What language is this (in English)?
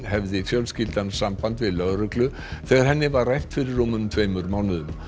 Icelandic